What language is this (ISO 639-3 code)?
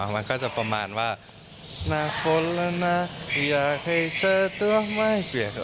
tha